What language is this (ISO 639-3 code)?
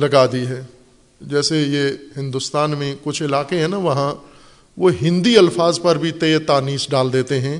urd